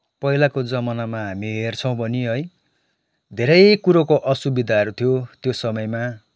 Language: Nepali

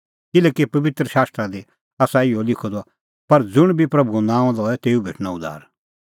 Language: Kullu Pahari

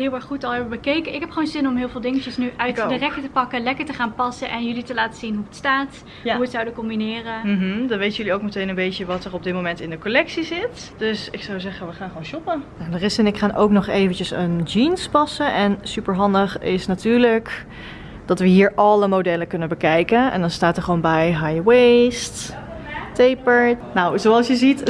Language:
Dutch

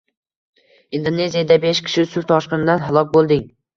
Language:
Uzbek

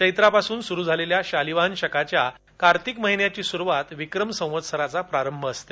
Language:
Marathi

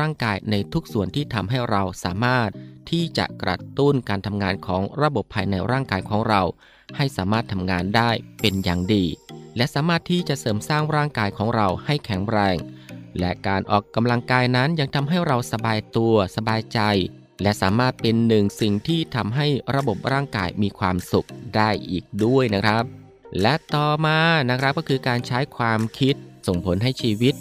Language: Thai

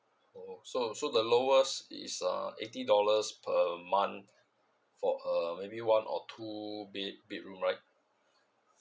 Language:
English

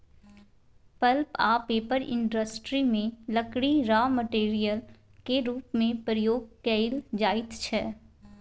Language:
Maithili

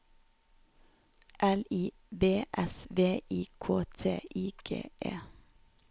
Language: Norwegian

